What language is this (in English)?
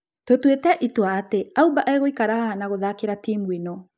Kikuyu